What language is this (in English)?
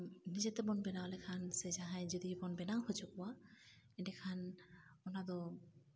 Santali